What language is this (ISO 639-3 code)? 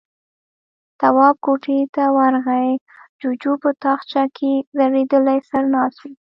pus